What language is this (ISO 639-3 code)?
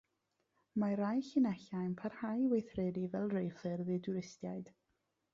cym